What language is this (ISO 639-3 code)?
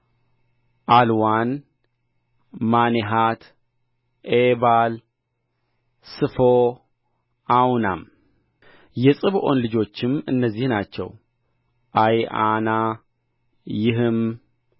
amh